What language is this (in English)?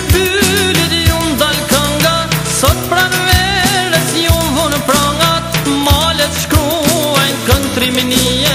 Romanian